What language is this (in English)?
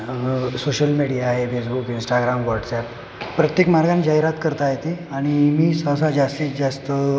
Marathi